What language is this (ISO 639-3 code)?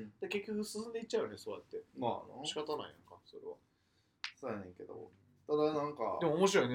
jpn